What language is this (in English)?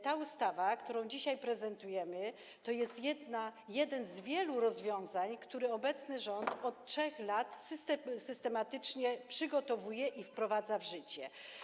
Polish